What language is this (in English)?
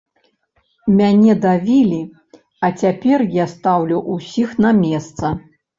Belarusian